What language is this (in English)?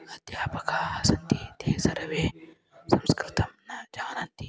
Sanskrit